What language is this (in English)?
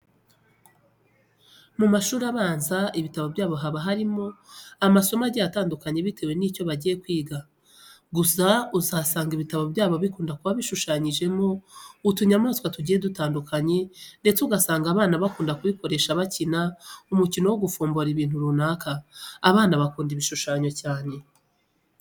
Kinyarwanda